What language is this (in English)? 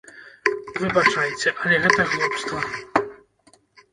Belarusian